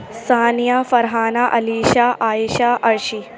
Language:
Urdu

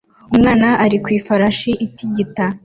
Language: Kinyarwanda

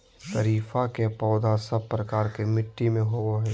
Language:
Magahi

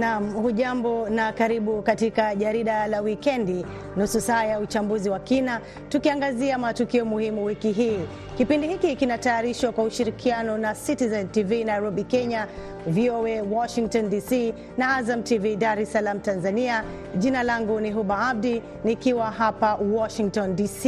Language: Swahili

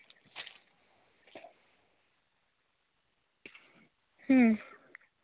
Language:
Santali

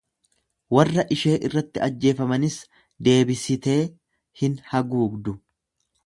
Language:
Oromo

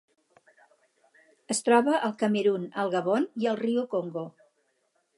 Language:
Catalan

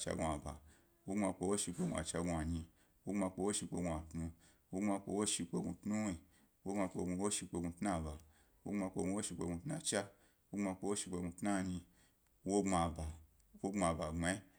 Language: Gbari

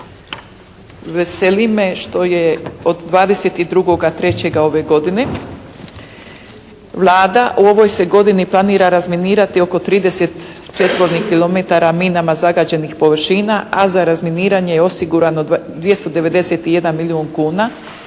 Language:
Croatian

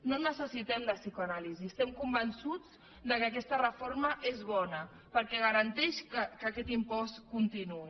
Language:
Catalan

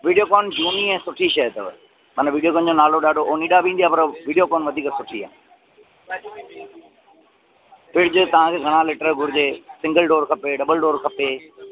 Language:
Sindhi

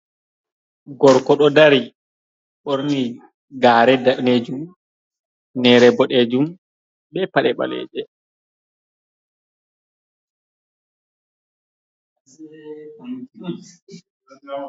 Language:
Fula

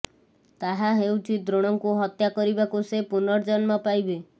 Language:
Odia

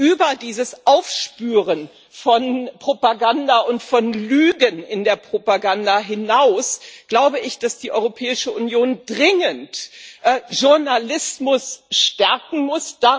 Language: German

